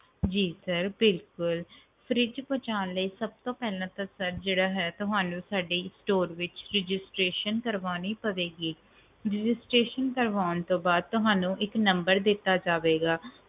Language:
Punjabi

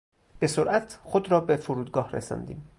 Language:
Persian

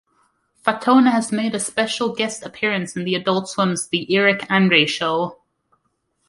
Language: English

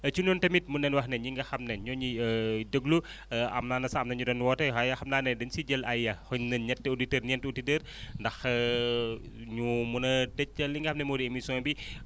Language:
Wolof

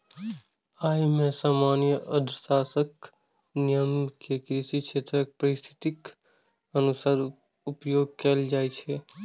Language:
Maithili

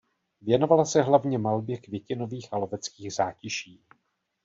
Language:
Czech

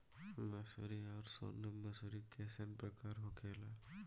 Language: Bhojpuri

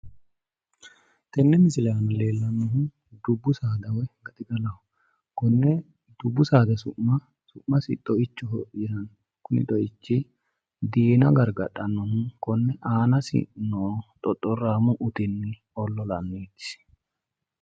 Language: Sidamo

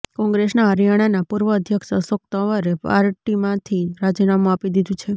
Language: Gujarati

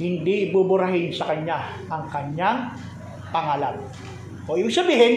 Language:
Filipino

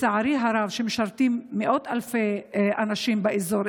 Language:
Hebrew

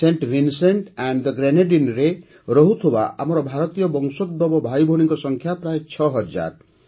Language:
Odia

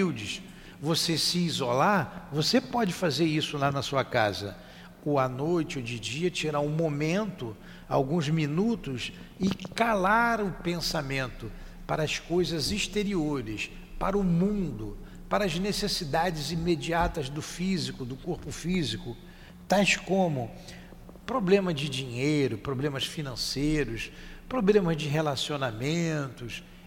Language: Portuguese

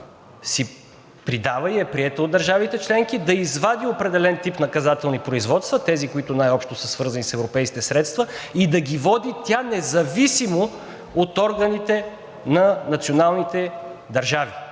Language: Bulgarian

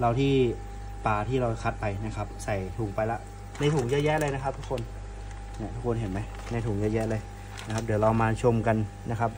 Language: Thai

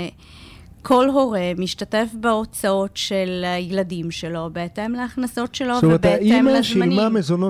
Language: Hebrew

